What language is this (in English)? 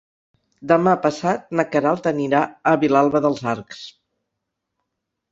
Catalan